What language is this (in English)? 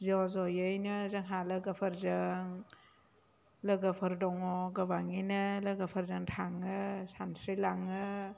Bodo